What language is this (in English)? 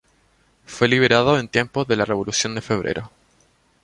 Spanish